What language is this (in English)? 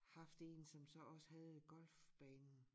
Danish